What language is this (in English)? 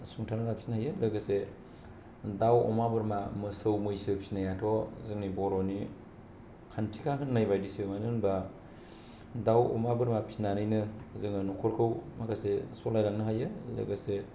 Bodo